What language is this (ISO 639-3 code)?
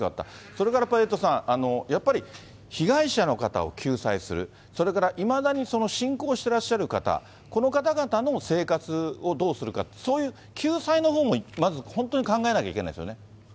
jpn